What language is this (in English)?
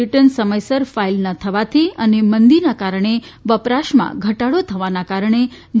Gujarati